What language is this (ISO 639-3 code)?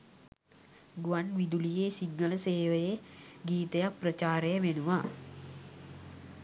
sin